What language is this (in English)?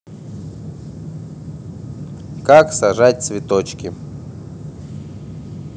Russian